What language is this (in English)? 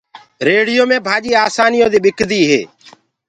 Gurgula